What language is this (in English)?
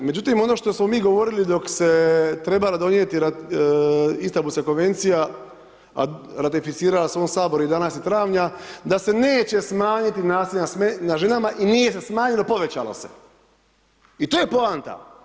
Croatian